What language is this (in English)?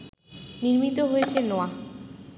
Bangla